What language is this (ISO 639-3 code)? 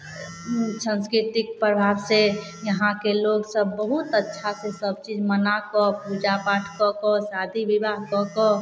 mai